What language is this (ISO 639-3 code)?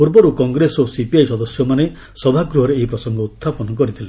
ori